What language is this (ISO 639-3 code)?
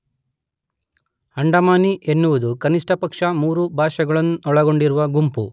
kan